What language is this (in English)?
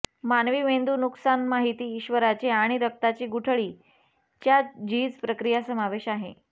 Marathi